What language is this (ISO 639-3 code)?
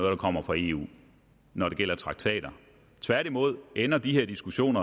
dan